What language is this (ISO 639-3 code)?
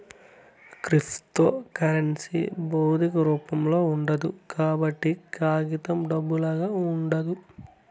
tel